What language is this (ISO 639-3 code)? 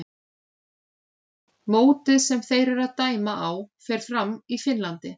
isl